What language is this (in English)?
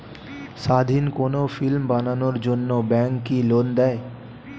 Bangla